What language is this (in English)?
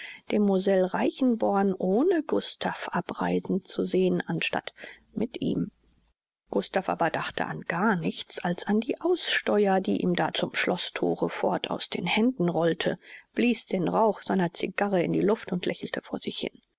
German